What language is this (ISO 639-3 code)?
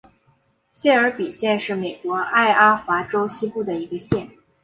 zho